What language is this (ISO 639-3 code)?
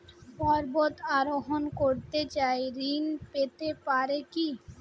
ben